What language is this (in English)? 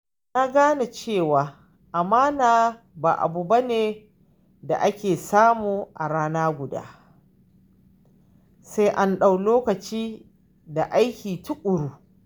Hausa